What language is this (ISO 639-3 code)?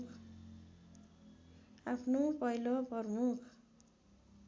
nep